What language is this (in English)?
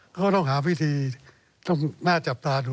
Thai